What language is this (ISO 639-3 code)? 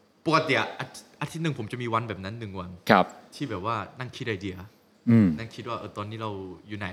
tha